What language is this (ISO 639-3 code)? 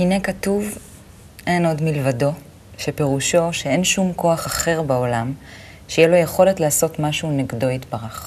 heb